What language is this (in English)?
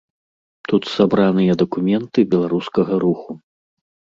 Belarusian